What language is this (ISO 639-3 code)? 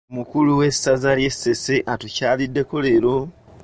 lug